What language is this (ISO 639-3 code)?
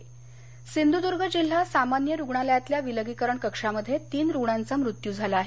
mar